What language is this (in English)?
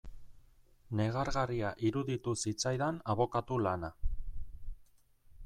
Basque